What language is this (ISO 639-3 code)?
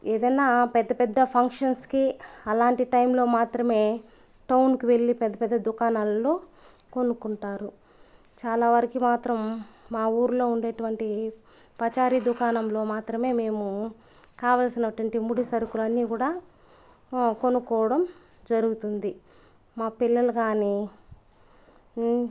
tel